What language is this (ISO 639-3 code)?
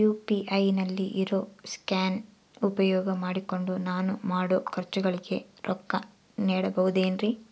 kan